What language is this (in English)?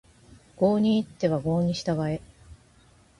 Japanese